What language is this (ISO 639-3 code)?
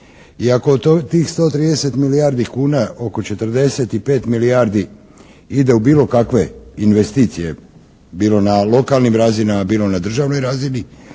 hrv